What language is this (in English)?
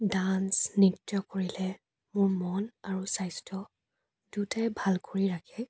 Assamese